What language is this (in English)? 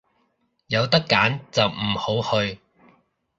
Cantonese